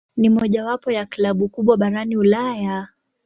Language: Swahili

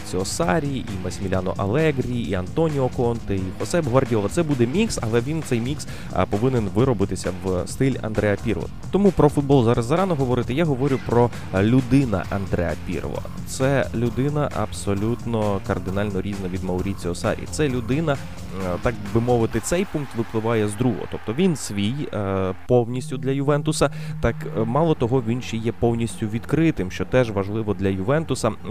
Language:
Ukrainian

